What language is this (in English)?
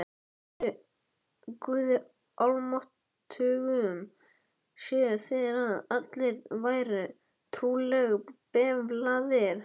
Icelandic